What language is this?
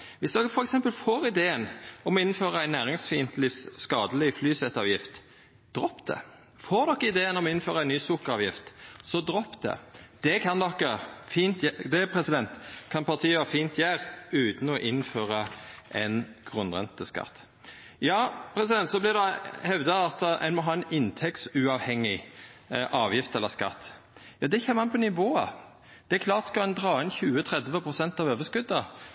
Norwegian Nynorsk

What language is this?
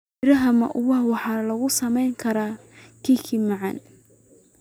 Somali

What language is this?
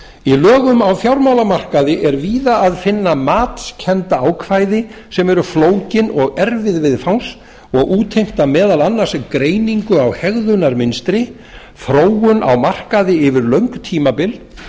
Icelandic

